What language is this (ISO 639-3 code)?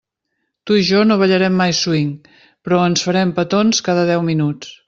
cat